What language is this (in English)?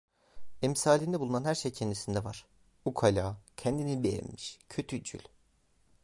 Turkish